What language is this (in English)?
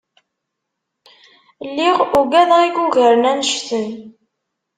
Kabyle